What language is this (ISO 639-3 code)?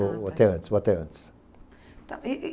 por